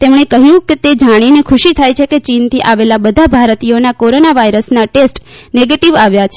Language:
Gujarati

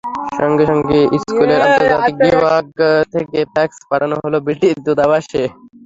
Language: Bangla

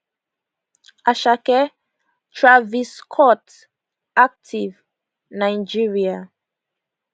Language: Nigerian Pidgin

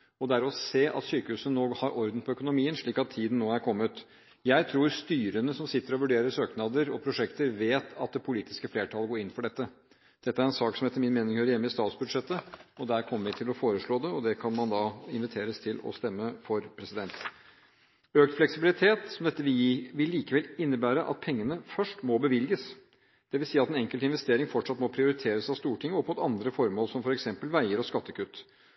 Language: Norwegian Bokmål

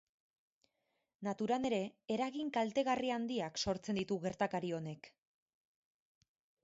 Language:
Basque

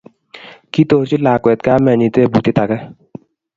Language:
Kalenjin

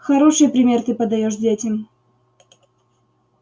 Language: Russian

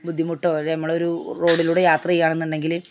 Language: Malayalam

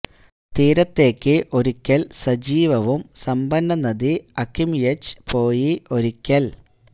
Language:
Malayalam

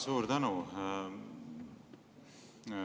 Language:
Estonian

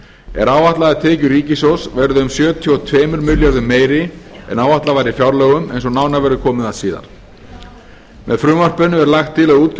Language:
Icelandic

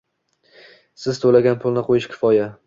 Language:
Uzbek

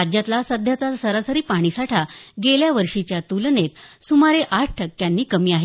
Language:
Marathi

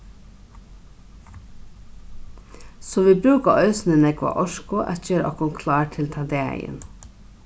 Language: Faroese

